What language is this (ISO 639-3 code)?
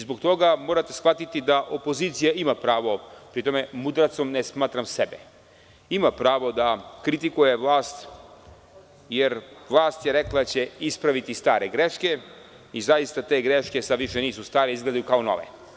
srp